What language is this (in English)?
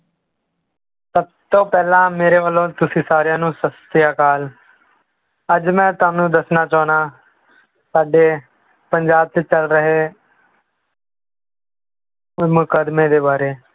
Punjabi